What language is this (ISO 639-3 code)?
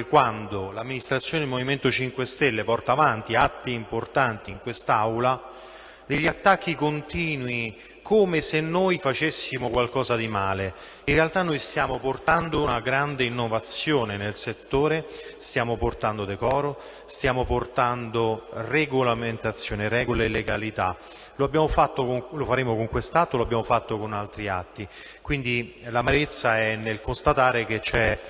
ita